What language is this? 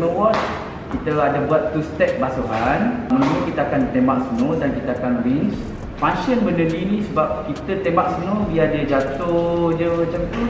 Malay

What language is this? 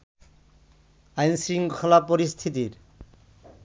Bangla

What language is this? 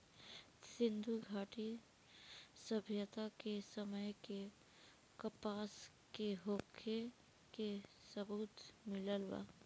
Bhojpuri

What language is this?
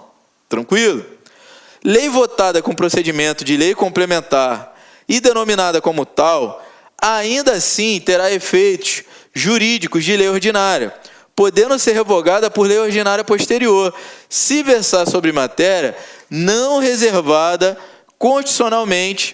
Portuguese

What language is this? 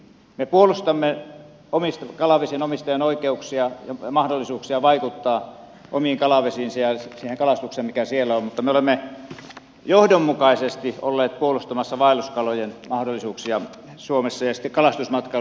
Finnish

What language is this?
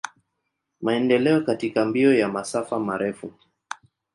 Swahili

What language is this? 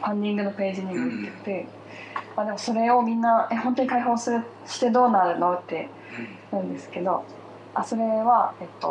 Japanese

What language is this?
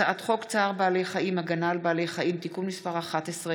Hebrew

